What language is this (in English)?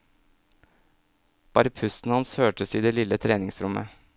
Norwegian